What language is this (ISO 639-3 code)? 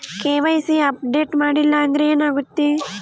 kan